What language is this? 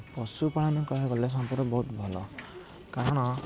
Odia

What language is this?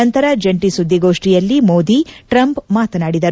Kannada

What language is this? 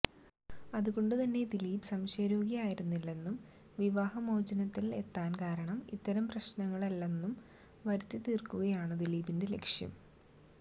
Malayalam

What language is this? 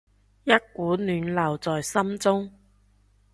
Cantonese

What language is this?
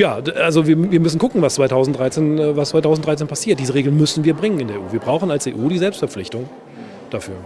German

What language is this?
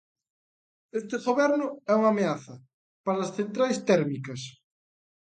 Galician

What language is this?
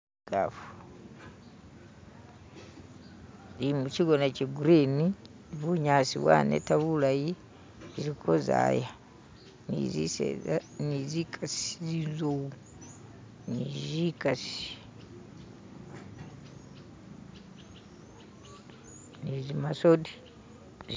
Masaaba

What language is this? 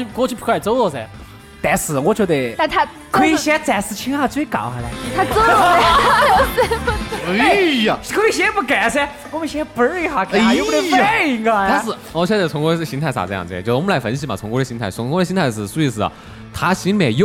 Chinese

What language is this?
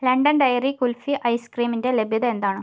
Malayalam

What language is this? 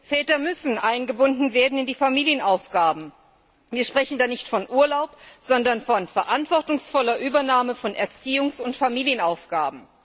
German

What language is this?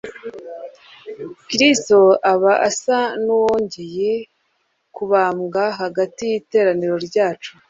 Kinyarwanda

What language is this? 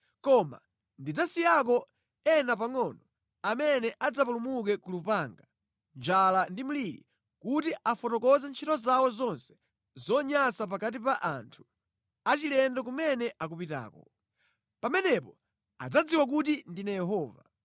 Nyanja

